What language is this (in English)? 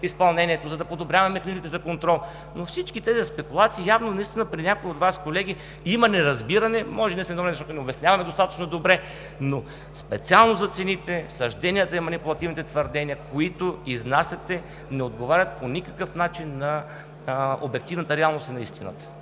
Bulgarian